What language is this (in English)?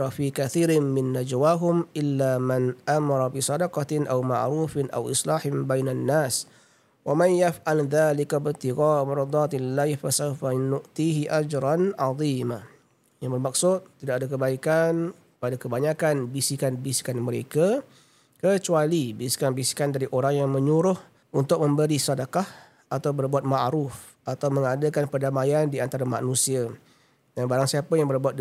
Malay